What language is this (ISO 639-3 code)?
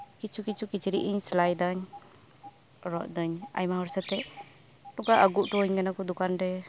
sat